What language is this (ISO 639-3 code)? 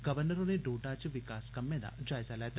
doi